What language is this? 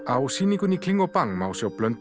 Icelandic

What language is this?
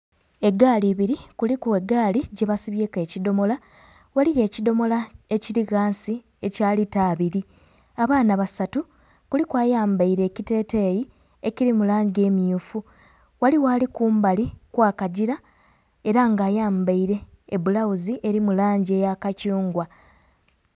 Soga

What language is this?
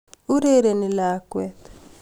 Kalenjin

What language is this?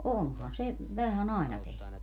Finnish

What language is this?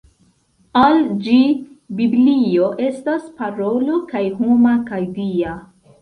Esperanto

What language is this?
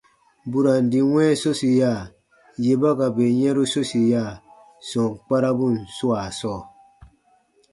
Baatonum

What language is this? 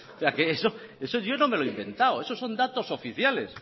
Spanish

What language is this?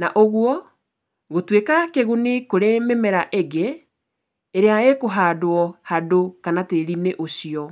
Kikuyu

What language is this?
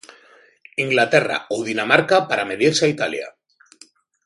Galician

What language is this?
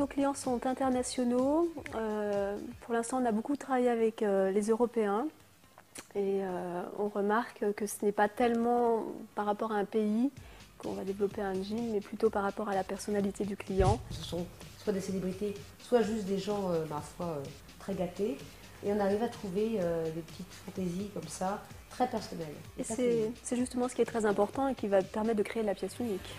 French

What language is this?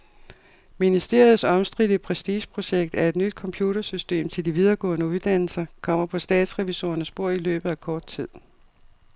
Danish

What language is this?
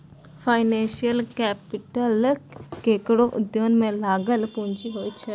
Maithili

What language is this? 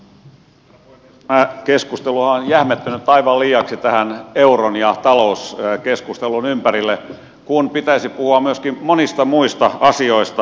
Finnish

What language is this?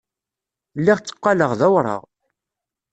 Kabyle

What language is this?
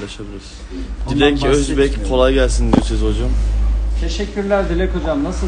Turkish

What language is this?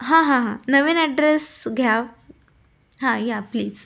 Marathi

